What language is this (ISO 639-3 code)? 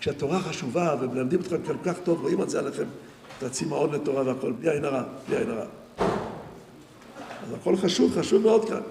heb